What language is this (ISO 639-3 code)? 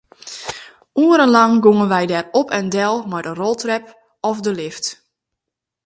fry